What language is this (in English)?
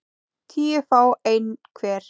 Icelandic